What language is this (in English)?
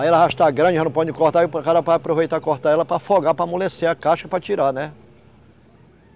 Portuguese